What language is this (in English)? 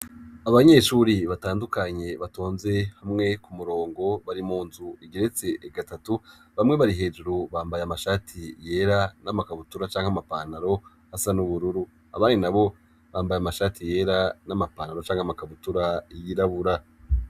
Rundi